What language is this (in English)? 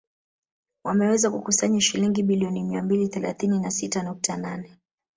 Swahili